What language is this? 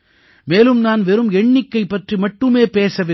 Tamil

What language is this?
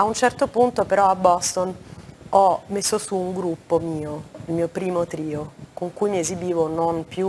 Italian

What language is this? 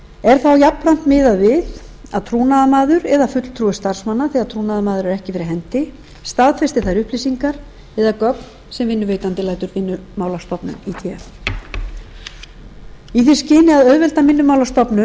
Icelandic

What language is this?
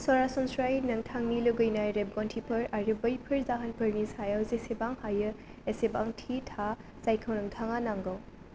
Bodo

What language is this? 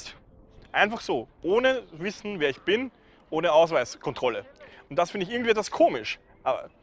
German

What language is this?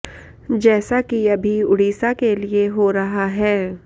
Sanskrit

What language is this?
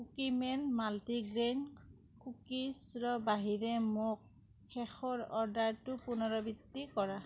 Assamese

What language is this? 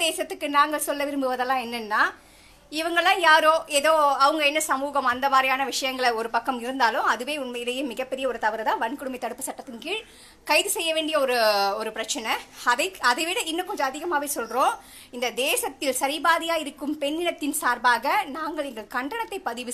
English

